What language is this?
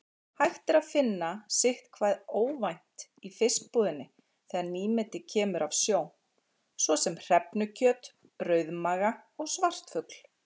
Icelandic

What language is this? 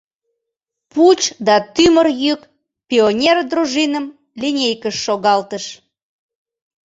Mari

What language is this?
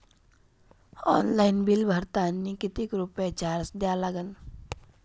Marathi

